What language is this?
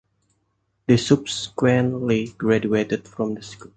English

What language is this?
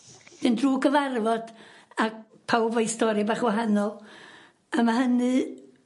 Welsh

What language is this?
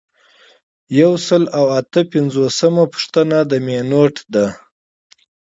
Pashto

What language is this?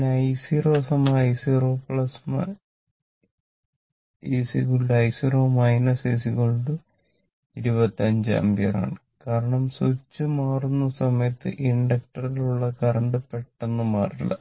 Malayalam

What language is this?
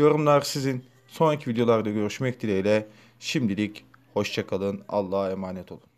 Turkish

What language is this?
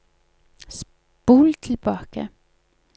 Norwegian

